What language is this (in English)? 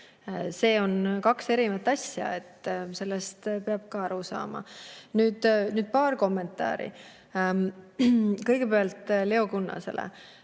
Estonian